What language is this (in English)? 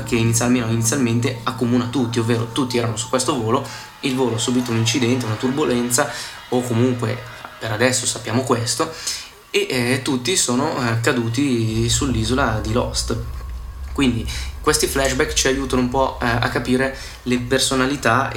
Italian